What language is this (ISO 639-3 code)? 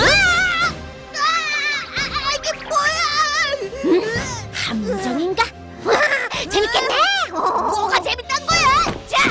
kor